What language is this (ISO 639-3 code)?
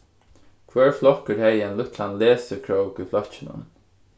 fao